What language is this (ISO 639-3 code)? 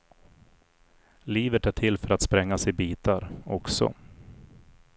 swe